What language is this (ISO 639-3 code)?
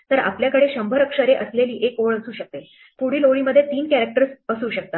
mar